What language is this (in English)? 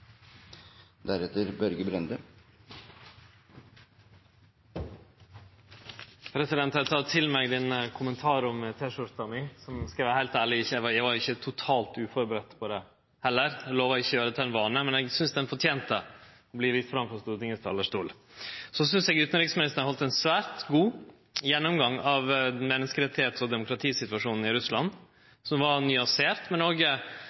Norwegian Nynorsk